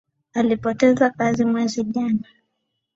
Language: Swahili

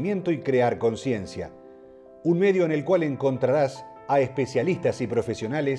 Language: Spanish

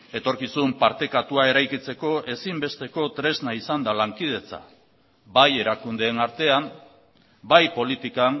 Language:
Basque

